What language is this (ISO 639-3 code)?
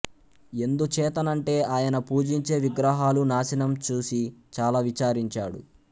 tel